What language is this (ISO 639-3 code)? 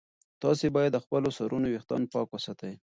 pus